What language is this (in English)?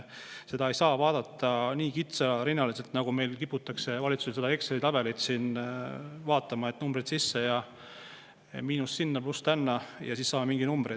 Estonian